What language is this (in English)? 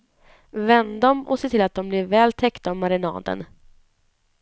Swedish